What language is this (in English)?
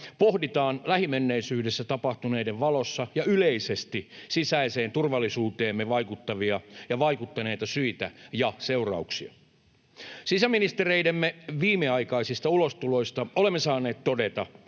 Finnish